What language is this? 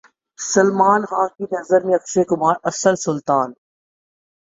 Urdu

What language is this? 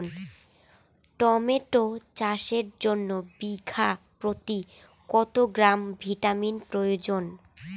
Bangla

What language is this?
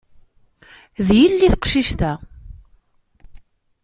Kabyle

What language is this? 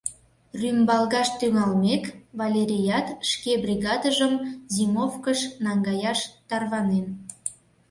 Mari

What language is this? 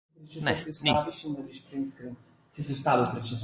Slovenian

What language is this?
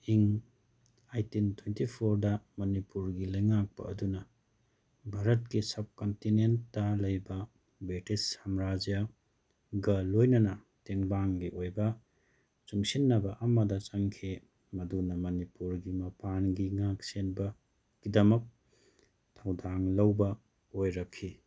Manipuri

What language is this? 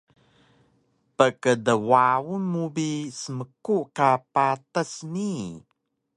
Taroko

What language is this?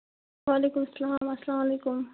Kashmiri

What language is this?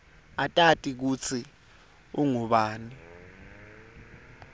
Swati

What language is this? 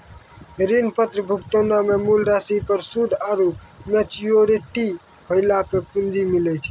Maithili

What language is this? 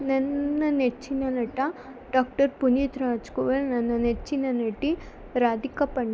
Kannada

